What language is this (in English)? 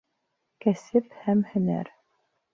Bashkir